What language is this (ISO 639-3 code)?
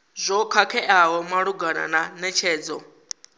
ven